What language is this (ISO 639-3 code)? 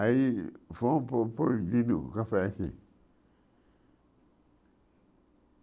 por